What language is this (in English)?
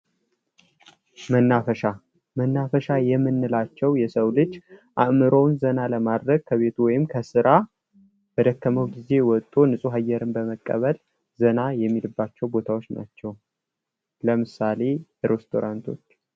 Amharic